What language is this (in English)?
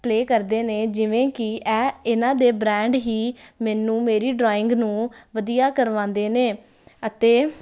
Punjabi